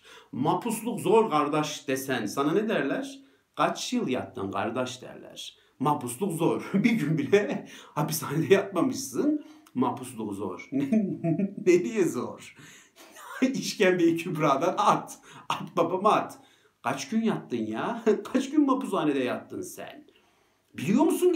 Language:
Turkish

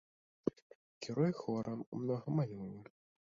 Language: Belarusian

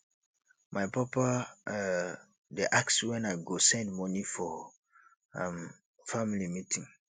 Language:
Nigerian Pidgin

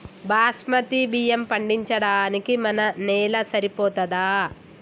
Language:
Telugu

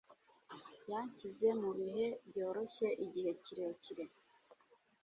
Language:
Kinyarwanda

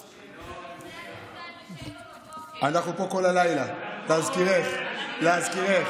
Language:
Hebrew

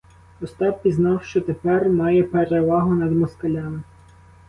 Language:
Ukrainian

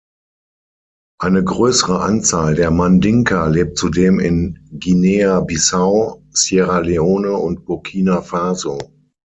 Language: German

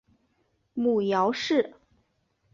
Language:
Chinese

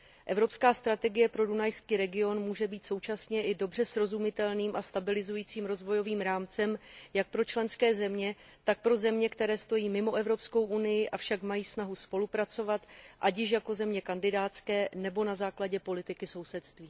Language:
Czech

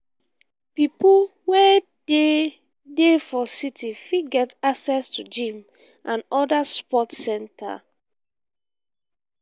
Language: Nigerian Pidgin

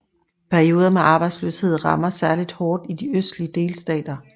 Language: Danish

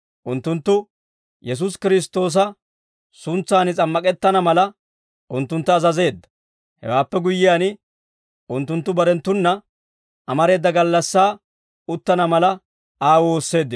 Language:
Dawro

